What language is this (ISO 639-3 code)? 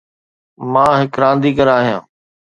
snd